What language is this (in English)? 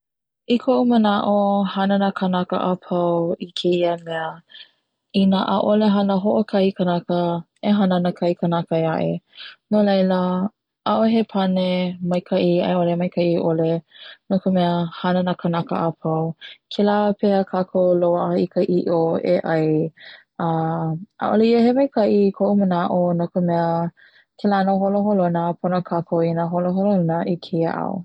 Hawaiian